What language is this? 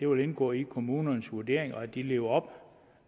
Danish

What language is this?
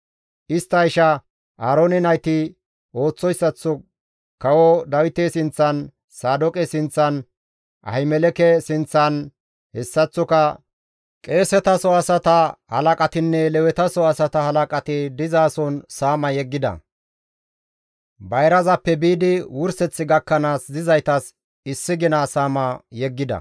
Gamo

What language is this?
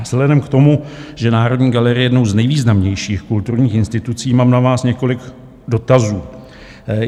Czech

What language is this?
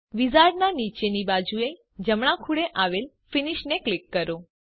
Gujarati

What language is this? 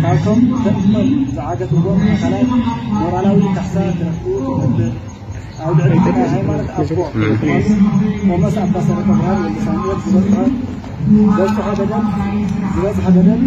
Arabic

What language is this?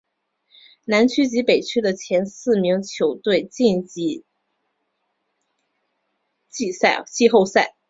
Chinese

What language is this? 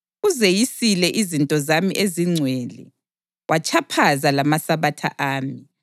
North Ndebele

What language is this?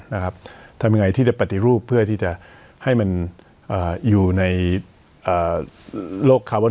Thai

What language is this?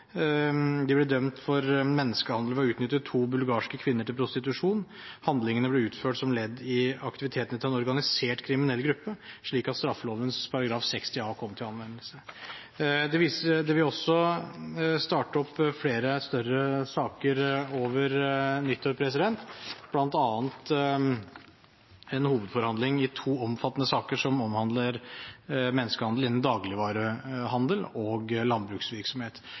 Norwegian Bokmål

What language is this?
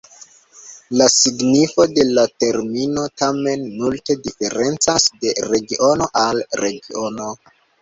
Esperanto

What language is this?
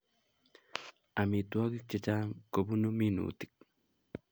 Kalenjin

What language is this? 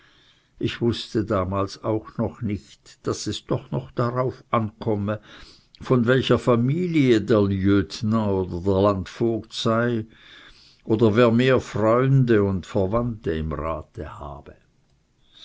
German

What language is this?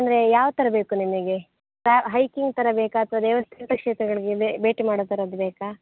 Kannada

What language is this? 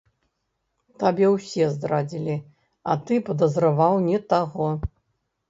Belarusian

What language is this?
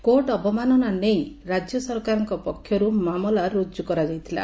Odia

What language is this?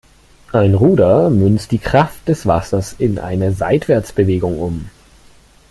German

